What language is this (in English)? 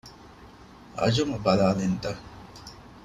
Divehi